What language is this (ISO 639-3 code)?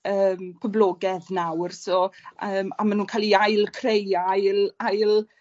cym